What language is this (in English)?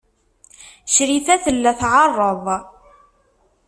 Kabyle